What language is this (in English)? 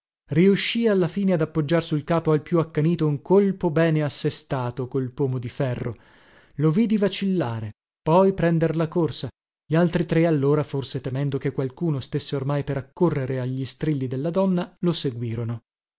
Italian